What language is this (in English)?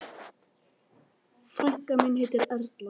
Icelandic